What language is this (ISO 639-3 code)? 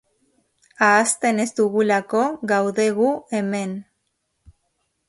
eus